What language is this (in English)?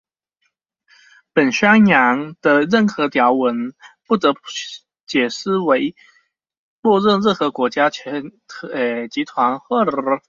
Chinese